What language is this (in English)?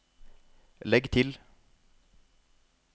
Norwegian